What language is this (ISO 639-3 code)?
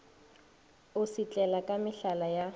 nso